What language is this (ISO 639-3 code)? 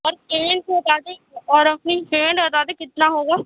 urd